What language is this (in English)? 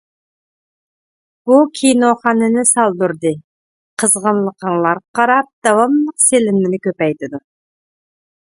Uyghur